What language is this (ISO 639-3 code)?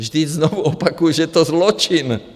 ces